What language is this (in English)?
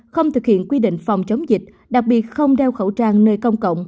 Vietnamese